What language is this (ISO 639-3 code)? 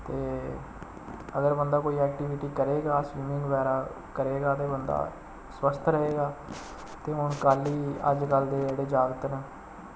doi